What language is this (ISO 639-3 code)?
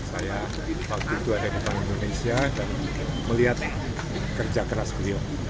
ind